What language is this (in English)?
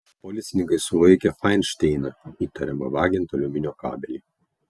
Lithuanian